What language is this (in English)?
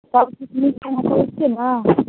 Maithili